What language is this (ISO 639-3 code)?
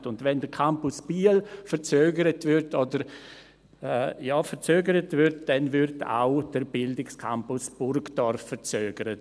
gsw